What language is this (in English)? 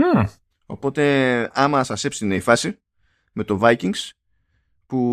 Greek